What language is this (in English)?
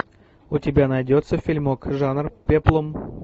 Russian